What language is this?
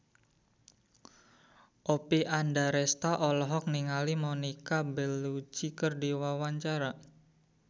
Sundanese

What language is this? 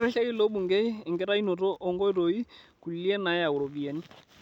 Masai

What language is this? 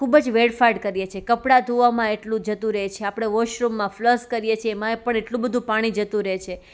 Gujarati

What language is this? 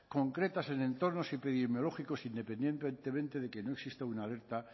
Spanish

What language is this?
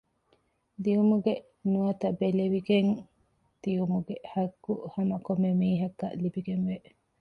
Divehi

